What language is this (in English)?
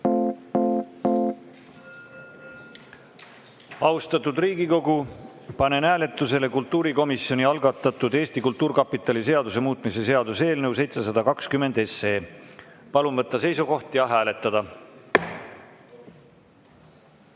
Estonian